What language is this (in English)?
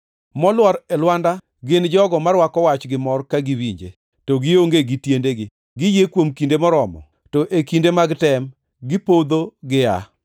Luo (Kenya and Tanzania)